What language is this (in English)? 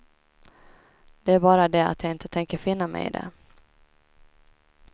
Swedish